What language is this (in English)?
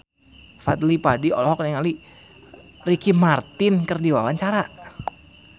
Sundanese